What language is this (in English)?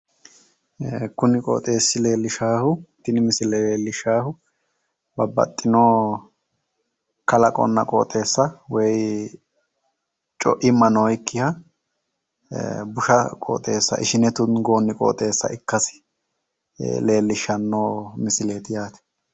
Sidamo